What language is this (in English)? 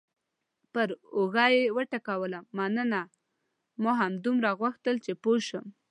Pashto